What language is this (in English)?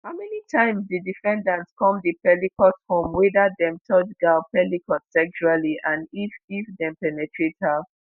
Nigerian Pidgin